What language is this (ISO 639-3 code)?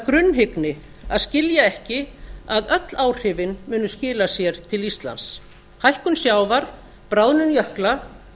isl